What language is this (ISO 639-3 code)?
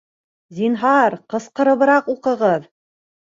bak